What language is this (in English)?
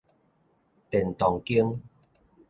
Min Nan Chinese